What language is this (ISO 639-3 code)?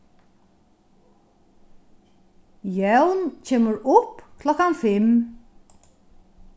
fao